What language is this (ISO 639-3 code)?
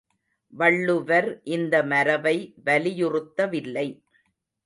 tam